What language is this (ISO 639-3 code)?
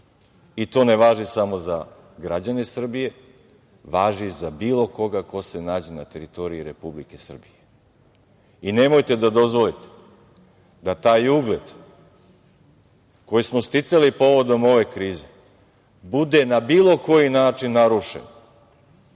srp